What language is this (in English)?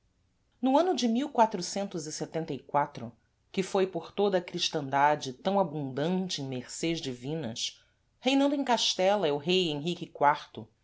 Portuguese